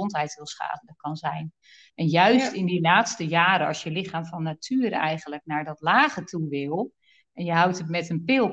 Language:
Dutch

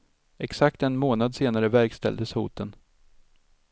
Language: Swedish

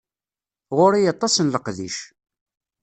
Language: Kabyle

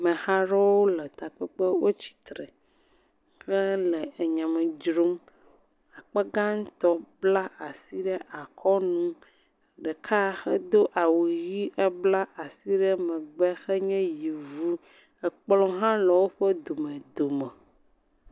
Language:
Ewe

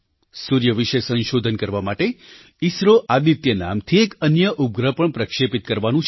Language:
Gujarati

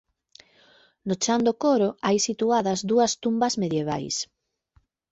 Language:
Galician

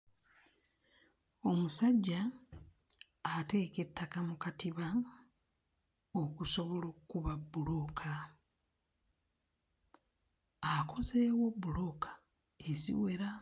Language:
Ganda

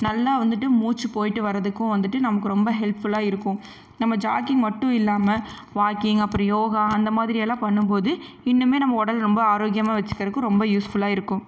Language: Tamil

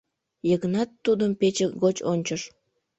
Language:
Mari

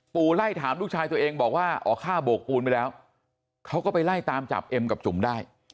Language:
Thai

